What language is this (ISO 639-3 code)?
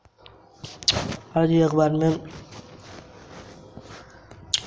hin